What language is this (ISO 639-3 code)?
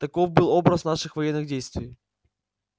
rus